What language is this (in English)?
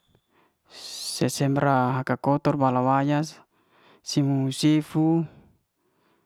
Liana-Seti